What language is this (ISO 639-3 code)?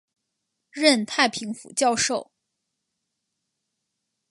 zho